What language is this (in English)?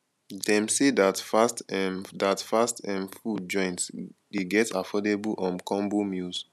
Nigerian Pidgin